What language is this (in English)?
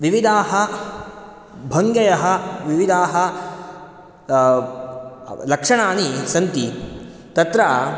Sanskrit